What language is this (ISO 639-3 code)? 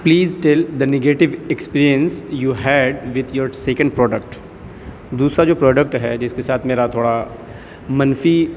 urd